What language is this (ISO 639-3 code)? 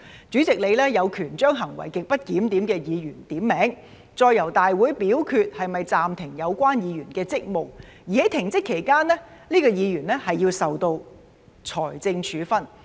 yue